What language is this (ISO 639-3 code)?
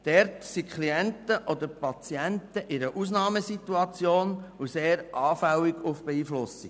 gsw